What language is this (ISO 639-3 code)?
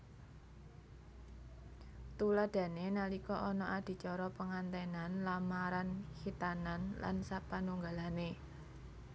jav